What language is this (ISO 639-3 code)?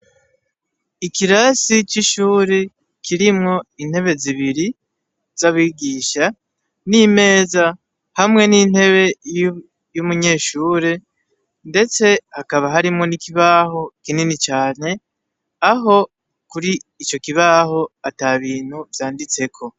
run